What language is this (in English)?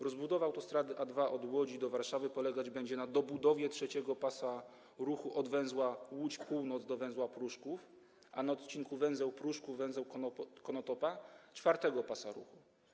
Polish